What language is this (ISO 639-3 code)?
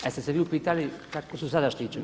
hrv